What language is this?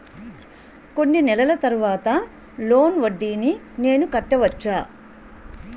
Telugu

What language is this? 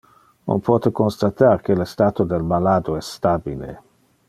Interlingua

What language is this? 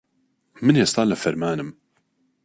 Central Kurdish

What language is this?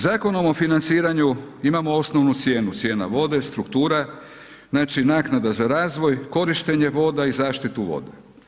Croatian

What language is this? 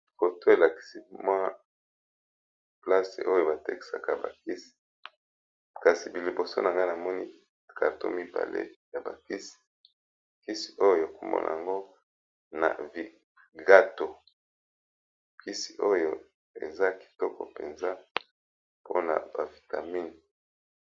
Lingala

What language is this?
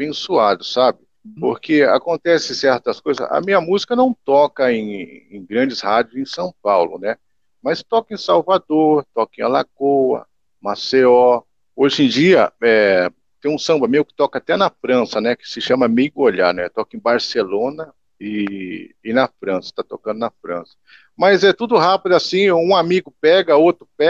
Portuguese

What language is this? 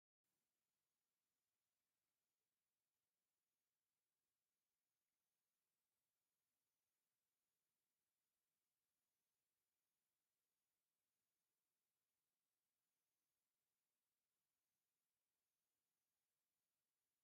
Tigrinya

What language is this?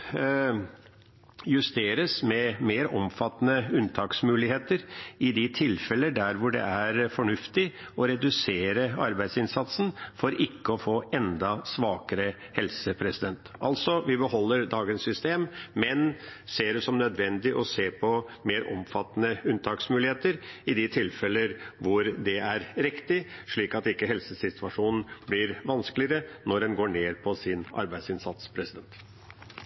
Norwegian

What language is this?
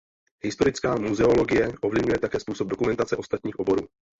Czech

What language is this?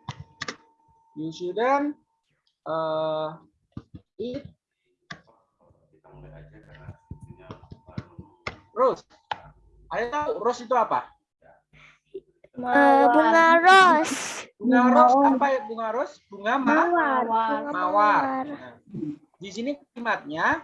Indonesian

